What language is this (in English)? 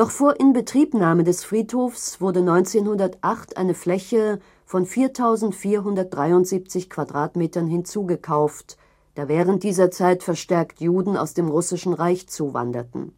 German